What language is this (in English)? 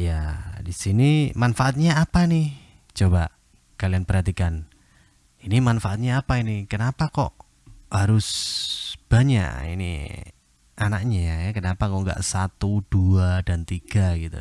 Indonesian